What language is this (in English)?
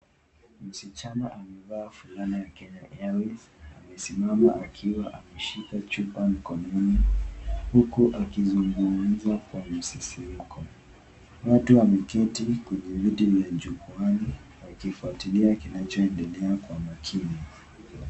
Swahili